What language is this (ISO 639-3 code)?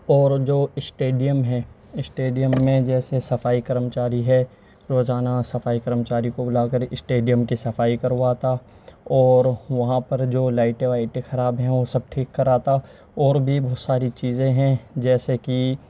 urd